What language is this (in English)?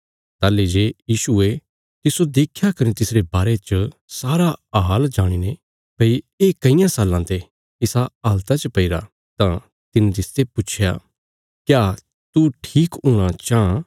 Bilaspuri